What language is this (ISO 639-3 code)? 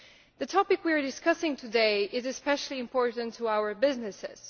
eng